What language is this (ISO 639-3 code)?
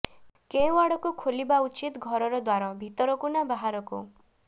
ori